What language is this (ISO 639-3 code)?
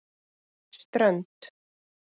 isl